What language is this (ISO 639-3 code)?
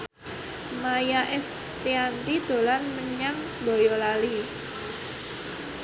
jav